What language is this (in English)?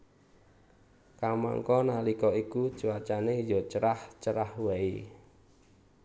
Javanese